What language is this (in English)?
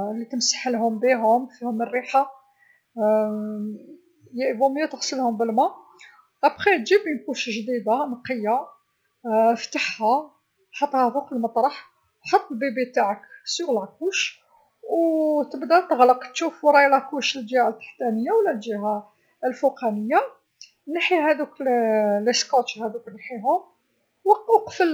Algerian Arabic